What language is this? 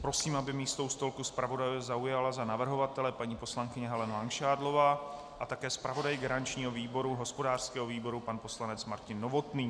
Czech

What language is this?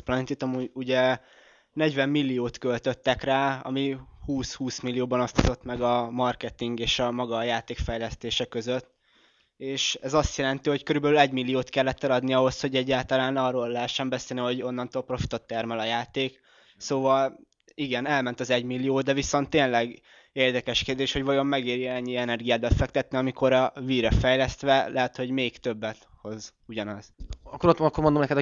Hungarian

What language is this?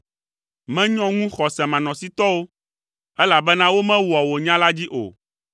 Ewe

